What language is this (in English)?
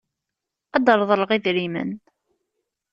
Kabyle